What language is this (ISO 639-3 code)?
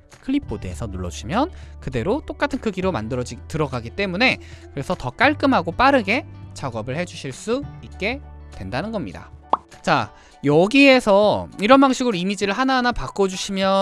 kor